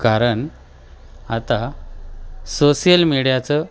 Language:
Marathi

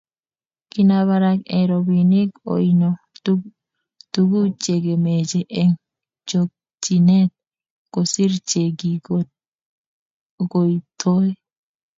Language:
Kalenjin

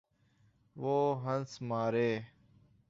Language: Urdu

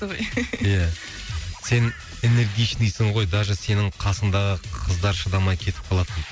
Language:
Kazakh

